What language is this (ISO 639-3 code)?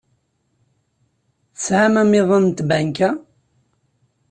kab